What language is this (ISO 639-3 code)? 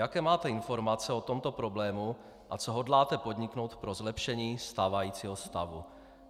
ces